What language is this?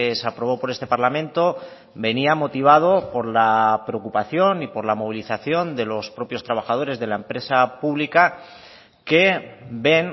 Spanish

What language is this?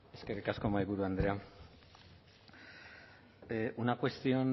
Basque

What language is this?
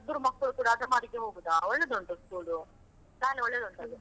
Kannada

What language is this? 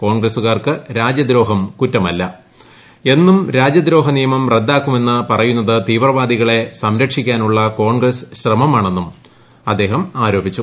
Malayalam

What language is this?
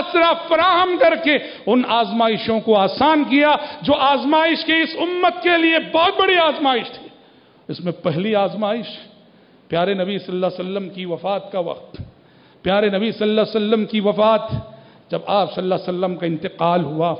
Arabic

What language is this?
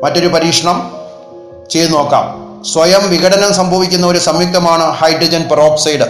Malayalam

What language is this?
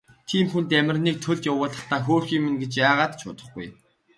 Mongolian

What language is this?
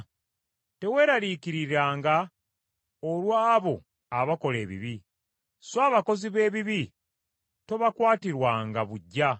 Ganda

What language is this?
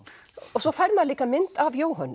Icelandic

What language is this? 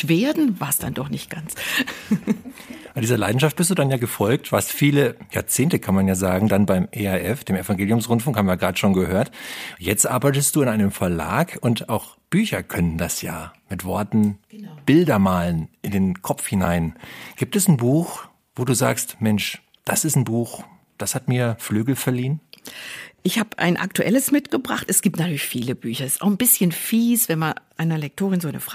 German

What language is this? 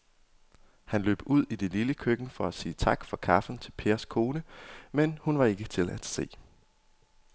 Danish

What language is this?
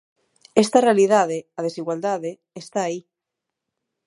Galician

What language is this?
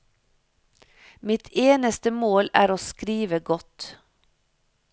Norwegian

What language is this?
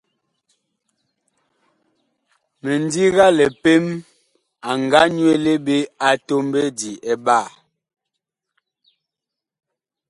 Bakoko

